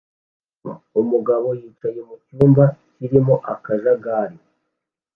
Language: Kinyarwanda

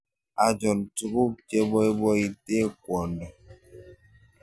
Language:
Kalenjin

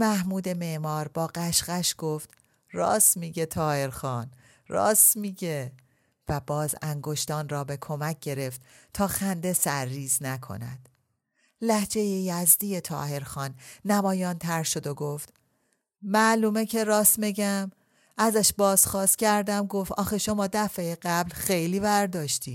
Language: Persian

